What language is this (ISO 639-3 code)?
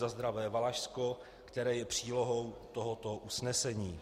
ces